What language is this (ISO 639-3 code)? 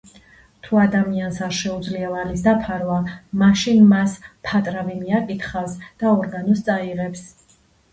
kat